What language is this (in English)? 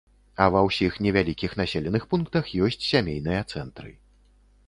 Belarusian